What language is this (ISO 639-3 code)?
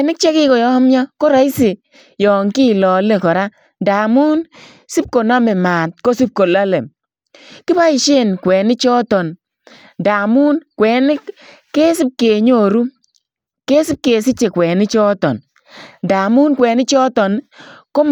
kln